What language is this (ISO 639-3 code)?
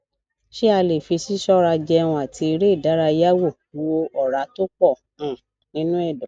yor